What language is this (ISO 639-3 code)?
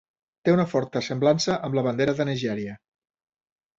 cat